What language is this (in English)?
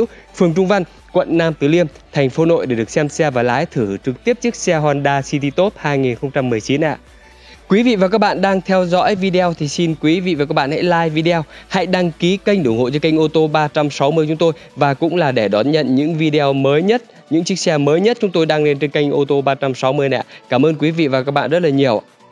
Vietnamese